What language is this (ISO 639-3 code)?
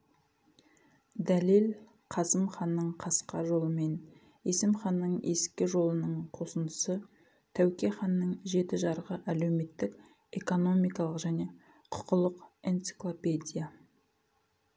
kaz